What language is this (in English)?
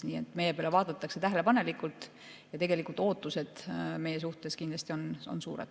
Estonian